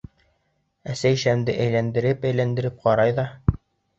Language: Bashkir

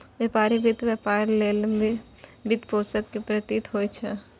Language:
Maithili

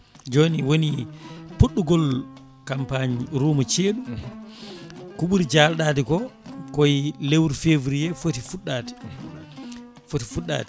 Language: Fula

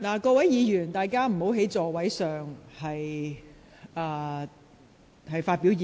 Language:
Cantonese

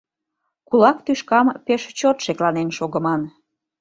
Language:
Mari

